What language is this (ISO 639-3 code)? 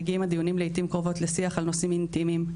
heb